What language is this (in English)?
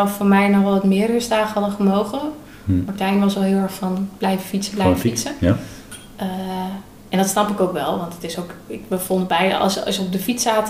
Dutch